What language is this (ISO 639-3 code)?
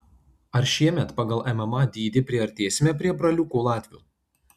lit